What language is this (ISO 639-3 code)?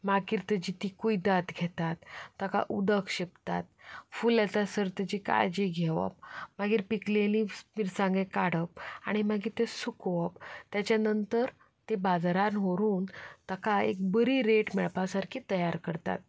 kok